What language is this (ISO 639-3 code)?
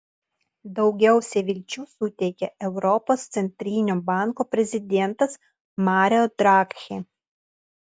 lit